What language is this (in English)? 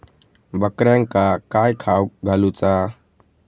Marathi